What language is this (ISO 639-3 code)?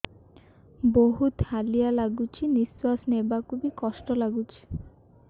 ori